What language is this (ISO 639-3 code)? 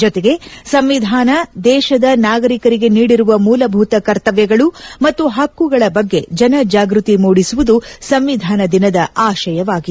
kan